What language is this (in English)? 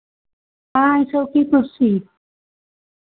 Hindi